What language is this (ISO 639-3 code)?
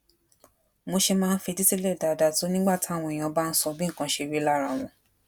yor